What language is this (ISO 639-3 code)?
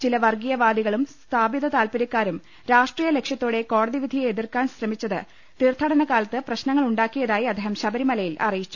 mal